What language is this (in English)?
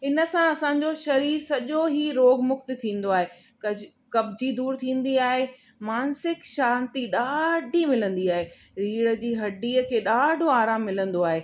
Sindhi